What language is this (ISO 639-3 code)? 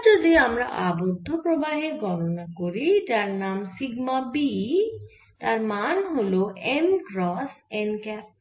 ben